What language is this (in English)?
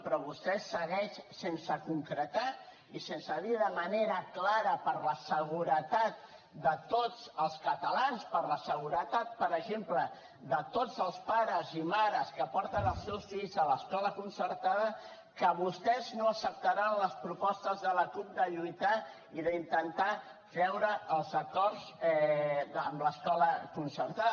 Catalan